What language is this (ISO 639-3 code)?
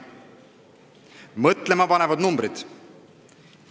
est